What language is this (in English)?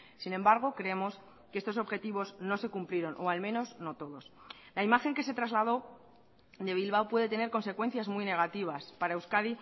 Spanish